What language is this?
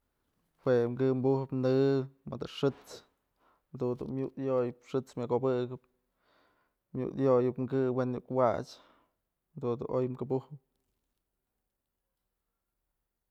Mazatlán Mixe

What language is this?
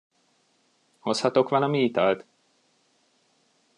Hungarian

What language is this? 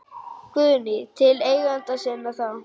Icelandic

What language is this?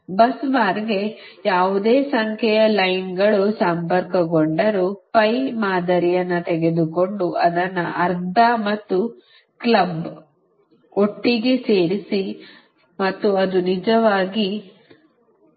Kannada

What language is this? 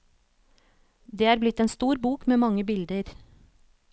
Norwegian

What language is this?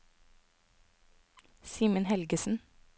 Norwegian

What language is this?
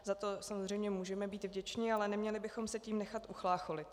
Czech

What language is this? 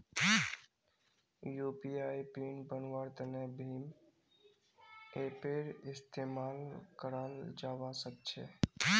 Magahi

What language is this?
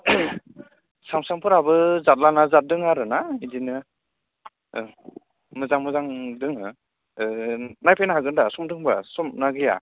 Bodo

